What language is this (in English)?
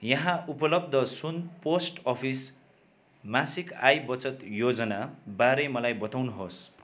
Nepali